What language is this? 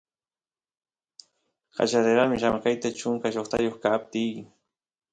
Santiago del Estero Quichua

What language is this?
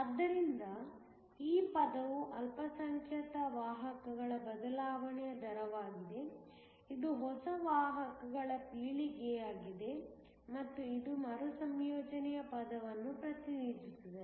Kannada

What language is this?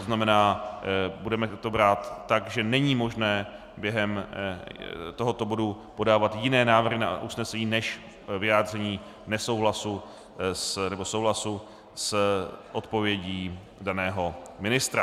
Czech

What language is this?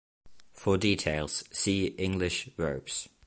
English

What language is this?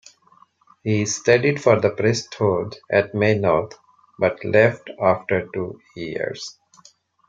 English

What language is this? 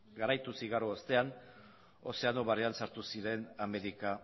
Basque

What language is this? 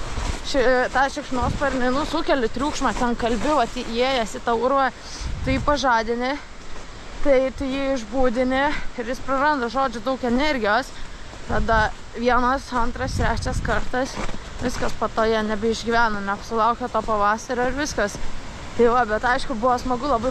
Lithuanian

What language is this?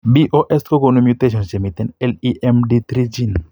Kalenjin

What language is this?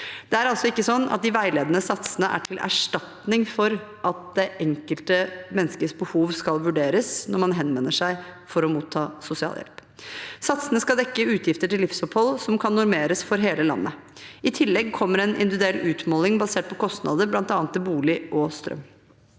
Norwegian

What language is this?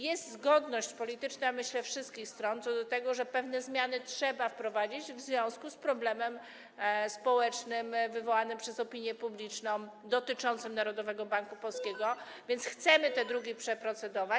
Polish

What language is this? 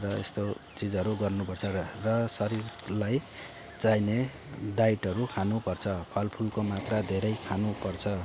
Nepali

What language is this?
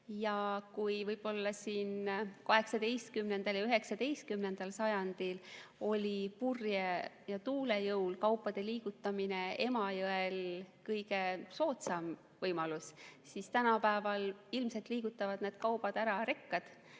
Estonian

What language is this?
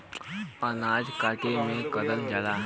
Bhojpuri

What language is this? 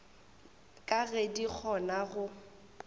Northern Sotho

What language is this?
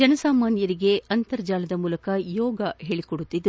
Kannada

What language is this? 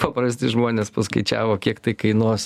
Lithuanian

